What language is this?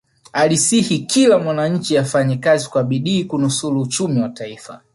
Swahili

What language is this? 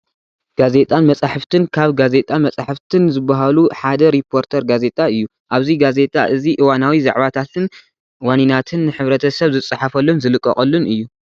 Tigrinya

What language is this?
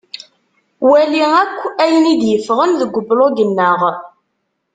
Kabyle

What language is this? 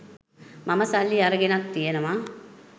Sinhala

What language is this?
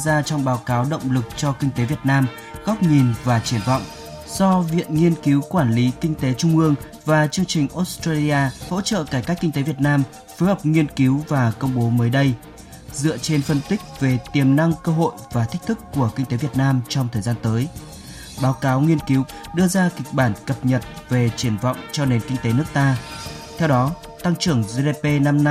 Vietnamese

